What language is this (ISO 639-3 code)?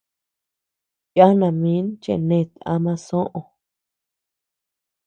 cux